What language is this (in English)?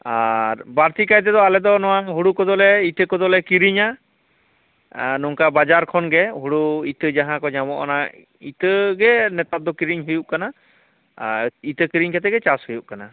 Santali